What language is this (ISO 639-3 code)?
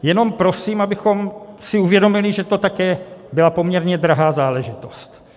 ces